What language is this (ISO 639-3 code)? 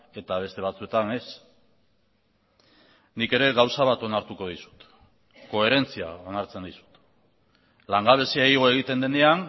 eus